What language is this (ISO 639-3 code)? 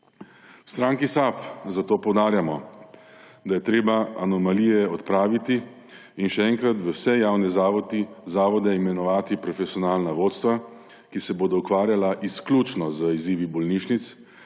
slv